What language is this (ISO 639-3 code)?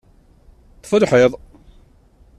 kab